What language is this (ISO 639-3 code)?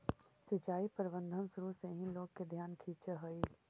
mag